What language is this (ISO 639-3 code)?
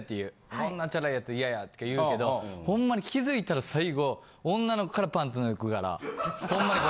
jpn